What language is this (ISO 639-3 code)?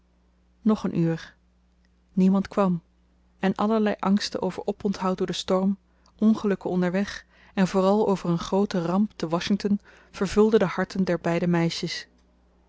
nld